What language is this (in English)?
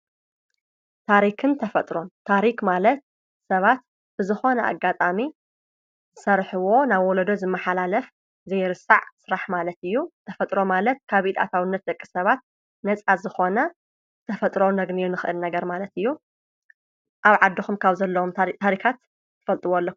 Tigrinya